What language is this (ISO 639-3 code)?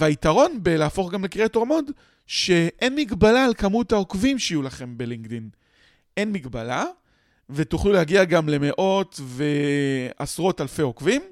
heb